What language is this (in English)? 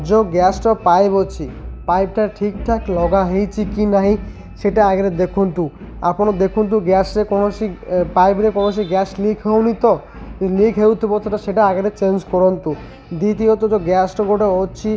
Odia